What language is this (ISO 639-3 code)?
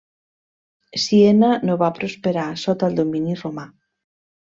cat